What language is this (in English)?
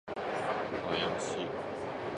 Japanese